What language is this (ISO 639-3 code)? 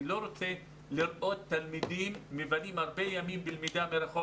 heb